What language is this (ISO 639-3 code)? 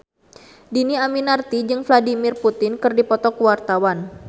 sun